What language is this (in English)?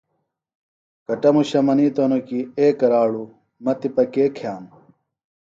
Phalura